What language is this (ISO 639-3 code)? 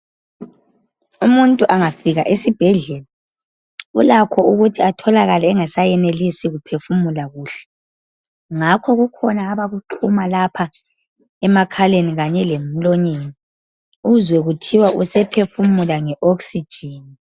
nde